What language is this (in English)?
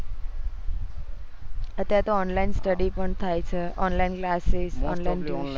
Gujarati